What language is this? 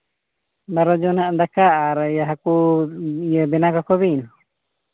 Santali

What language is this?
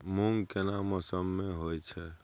Maithili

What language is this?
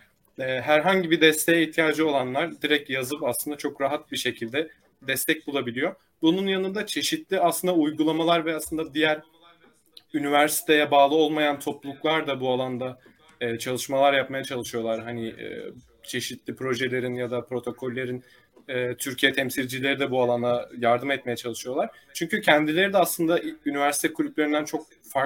Turkish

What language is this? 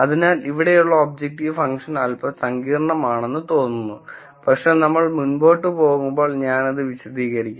Malayalam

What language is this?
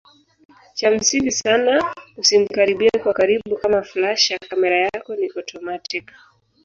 Swahili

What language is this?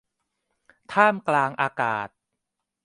Thai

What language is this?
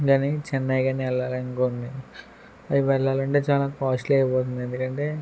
Telugu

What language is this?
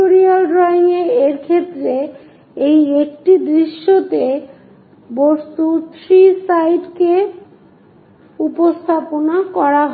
Bangla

